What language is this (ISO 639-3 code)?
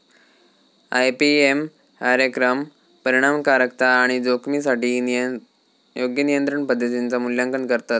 mar